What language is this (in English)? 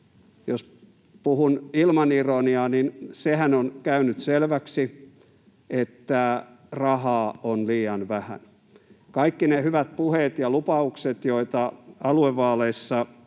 Finnish